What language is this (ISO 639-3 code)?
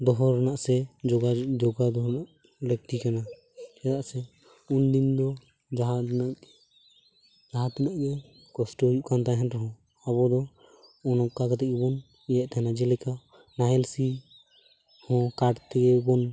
sat